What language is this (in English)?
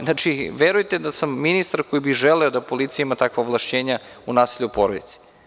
Serbian